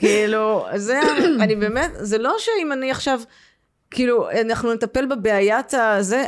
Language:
Hebrew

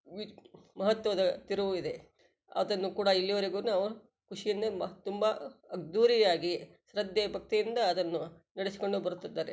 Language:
Kannada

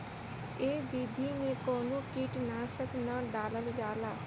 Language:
Bhojpuri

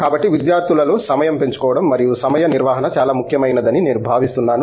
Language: Telugu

